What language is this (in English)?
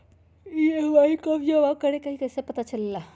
Magahi